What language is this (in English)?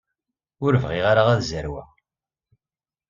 Kabyle